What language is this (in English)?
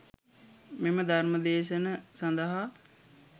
Sinhala